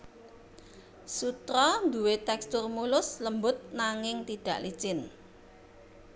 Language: Javanese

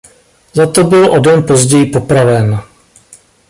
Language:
Czech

